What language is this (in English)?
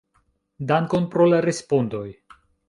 Esperanto